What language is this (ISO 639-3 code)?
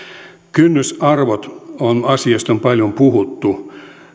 fin